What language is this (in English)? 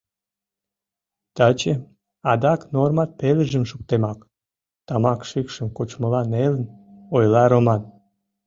Mari